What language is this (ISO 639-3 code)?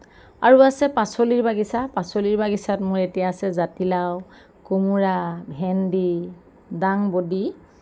asm